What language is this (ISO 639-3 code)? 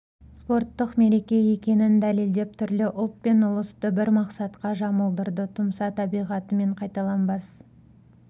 kaz